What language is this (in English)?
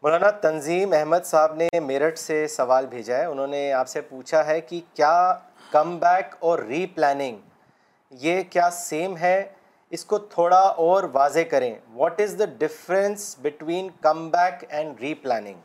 Urdu